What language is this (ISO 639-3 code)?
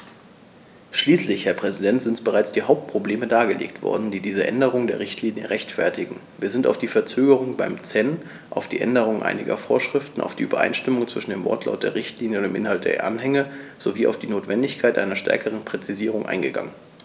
deu